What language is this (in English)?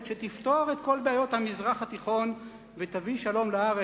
Hebrew